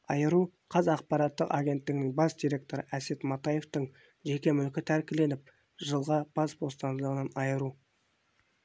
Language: Kazakh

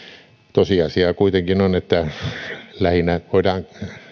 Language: Finnish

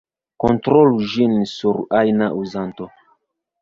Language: Esperanto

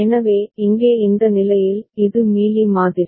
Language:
Tamil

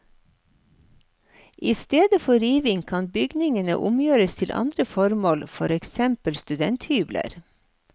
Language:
Norwegian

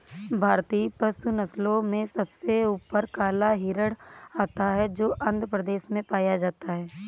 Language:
Hindi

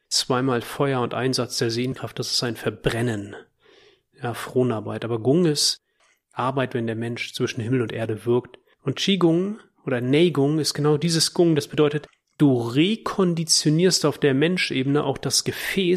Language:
German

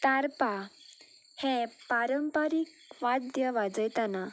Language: Konkani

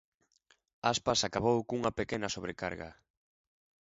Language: Galician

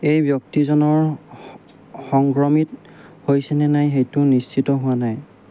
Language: Assamese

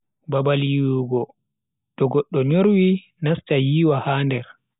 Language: Bagirmi Fulfulde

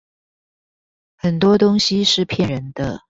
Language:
Chinese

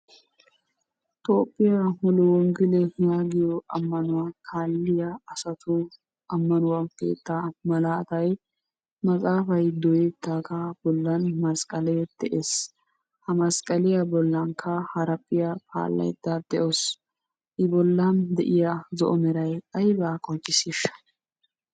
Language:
Wolaytta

